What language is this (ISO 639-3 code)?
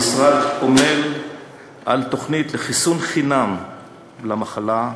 heb